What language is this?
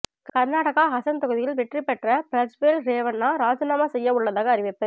Tamil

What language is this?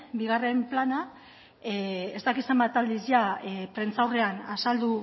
Basque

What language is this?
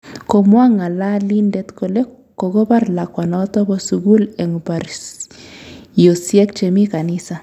Kalenjin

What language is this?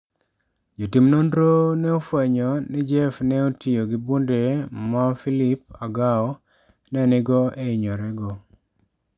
Luo (Kenya and Tanzania)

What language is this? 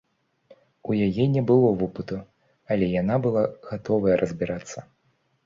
Belarusian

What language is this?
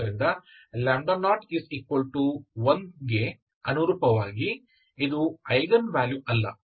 Kannada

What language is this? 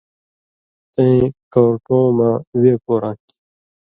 Indus Kohistani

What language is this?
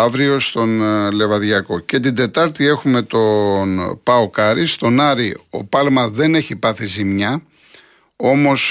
Greek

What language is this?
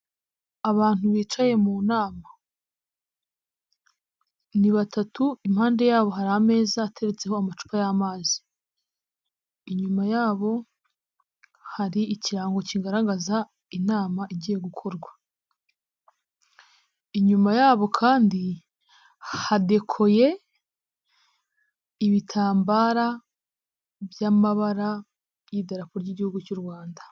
Kinyarwanda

